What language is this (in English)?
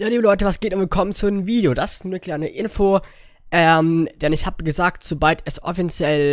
German